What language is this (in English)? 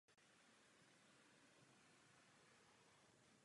Czech